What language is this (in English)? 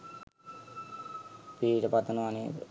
Sinhala